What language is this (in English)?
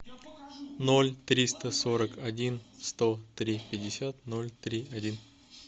Russian